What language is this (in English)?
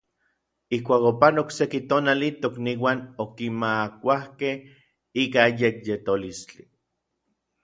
Orizaba Nahuatl